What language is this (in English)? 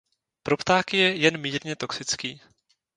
Czech